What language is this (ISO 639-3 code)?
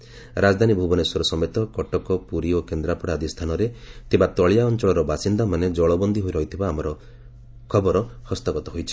ori